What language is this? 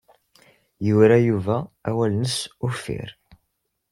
Kabyle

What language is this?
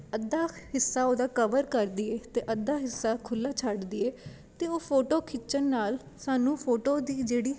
Punjabi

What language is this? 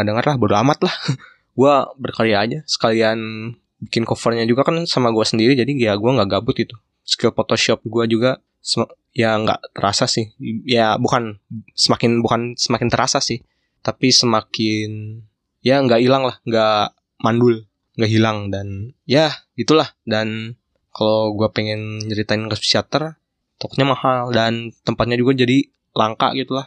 Indonesian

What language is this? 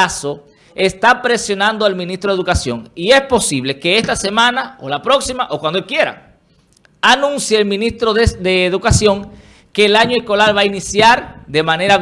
Spanish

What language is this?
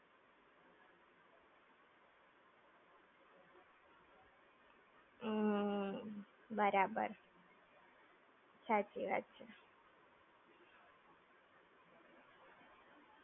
Gujarati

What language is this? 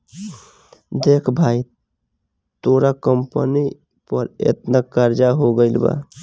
Bhojpuri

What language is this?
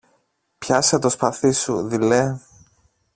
Greek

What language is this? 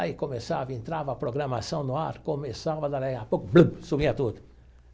Portuguese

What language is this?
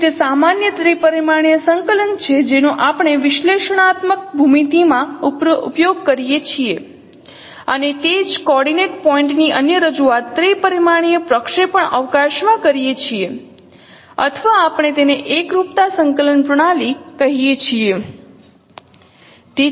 Gujarati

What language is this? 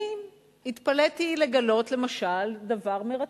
Hebrew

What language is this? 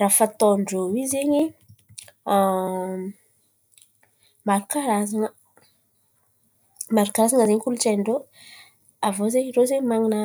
Antankarana Malagasy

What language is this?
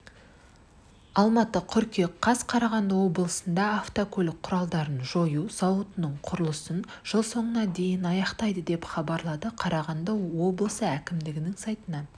Kazakh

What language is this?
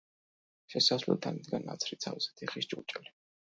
Georgian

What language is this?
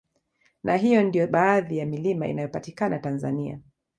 Swahili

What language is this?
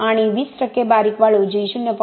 Marathi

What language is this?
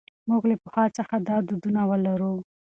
Pashto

